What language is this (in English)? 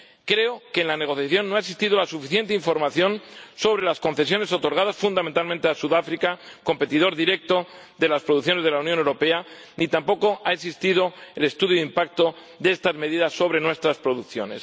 Spanish